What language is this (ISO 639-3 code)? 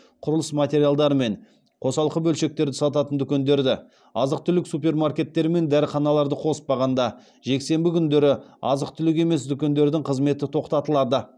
kaz